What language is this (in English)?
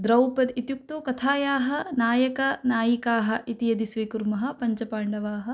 Sanskrit